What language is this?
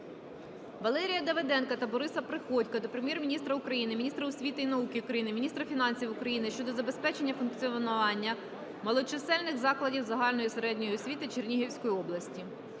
Ukrainian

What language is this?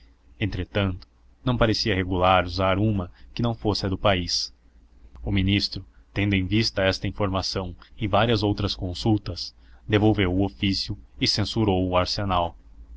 Portuguese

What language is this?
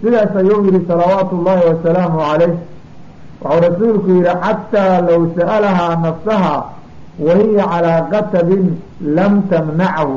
Arabic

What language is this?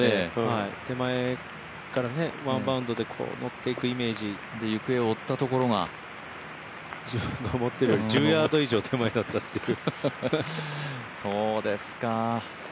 Japanese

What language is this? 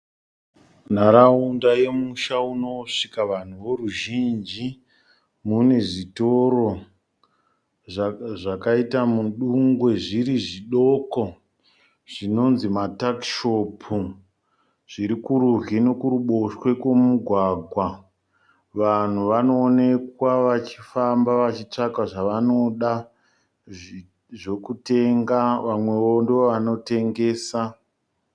Shona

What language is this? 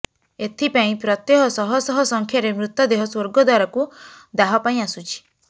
Odia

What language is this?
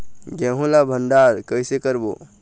Chhattisgarhi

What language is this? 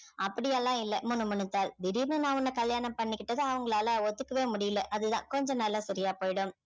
Tamil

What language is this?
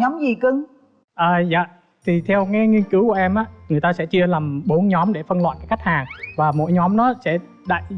Vietnamese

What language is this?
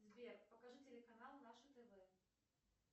Russian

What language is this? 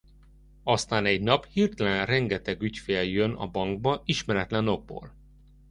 Hungarian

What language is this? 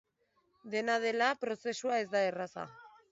Basque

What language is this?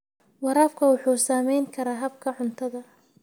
Somali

